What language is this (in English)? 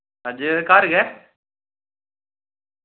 Dogri